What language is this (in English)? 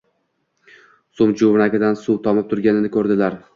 Uzbek